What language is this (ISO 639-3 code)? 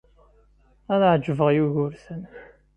kab